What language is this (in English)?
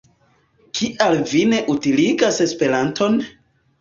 Esperanto